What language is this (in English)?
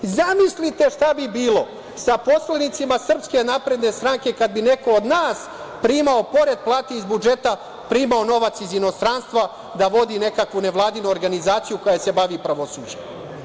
Serbian